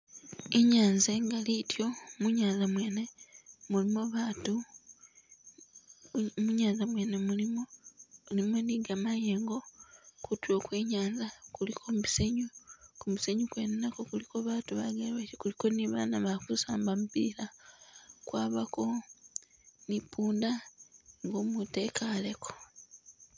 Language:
Masaaba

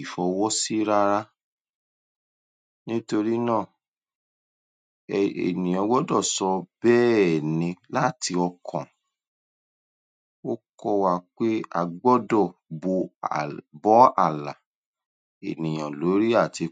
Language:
Yoruba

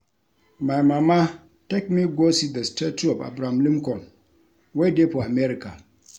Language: Nigerian Pidgin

